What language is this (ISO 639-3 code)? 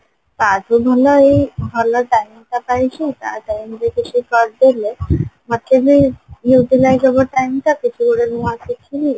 ori